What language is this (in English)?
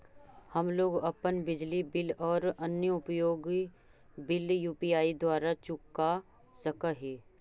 Magahi